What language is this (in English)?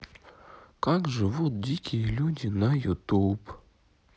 Russian